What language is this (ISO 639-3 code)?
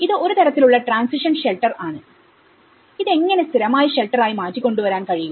mal